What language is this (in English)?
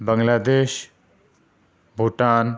Urdu